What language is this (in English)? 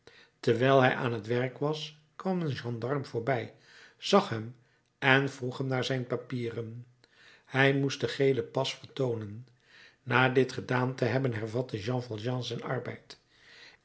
Dutch